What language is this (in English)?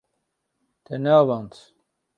Kurdish